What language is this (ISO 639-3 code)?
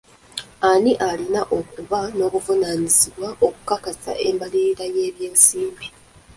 lug